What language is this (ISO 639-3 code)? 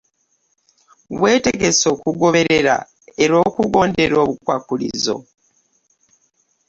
lug